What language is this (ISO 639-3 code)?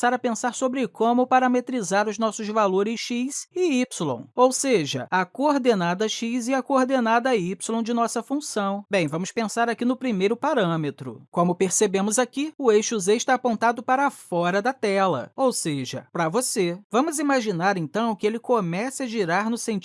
por